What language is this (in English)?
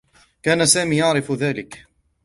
Arabic